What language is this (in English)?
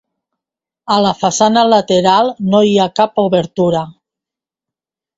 Catalan